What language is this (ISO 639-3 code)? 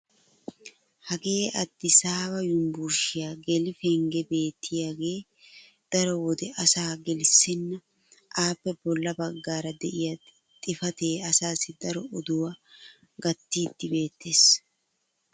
wal